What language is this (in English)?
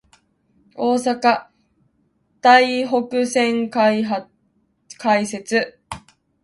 Japanese